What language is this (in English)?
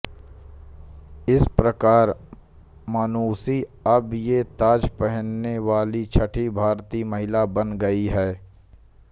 Hindi